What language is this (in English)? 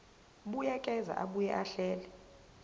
Zulu